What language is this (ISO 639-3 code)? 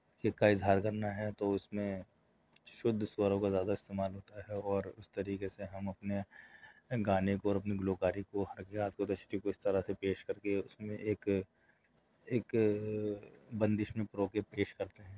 urd